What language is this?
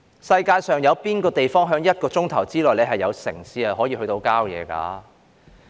Cantonese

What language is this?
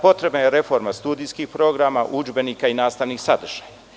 Serbian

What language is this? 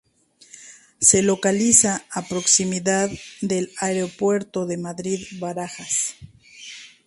Spanish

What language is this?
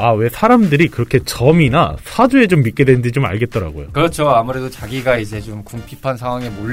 Korean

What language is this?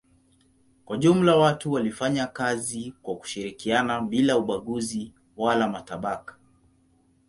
Swahili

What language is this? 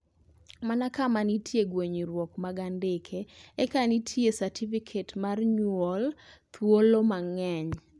Luo (Kenya and Tanzania)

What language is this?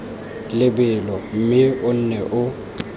Tswana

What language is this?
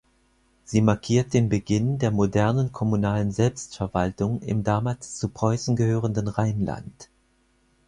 German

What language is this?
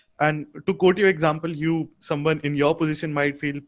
English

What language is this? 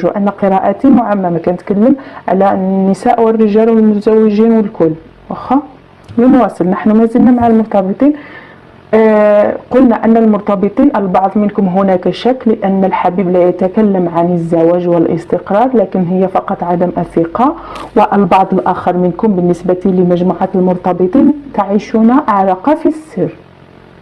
Arabic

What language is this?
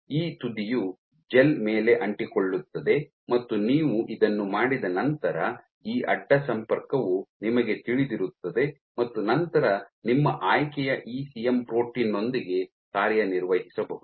Kannada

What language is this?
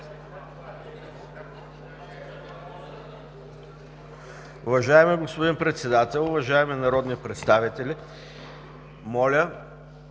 Bulgarian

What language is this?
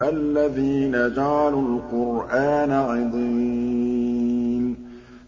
Arabic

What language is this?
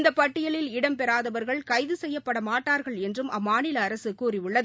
Tamil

